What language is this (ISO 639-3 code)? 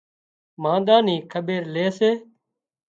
kxp